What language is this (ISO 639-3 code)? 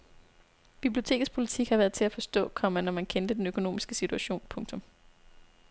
dan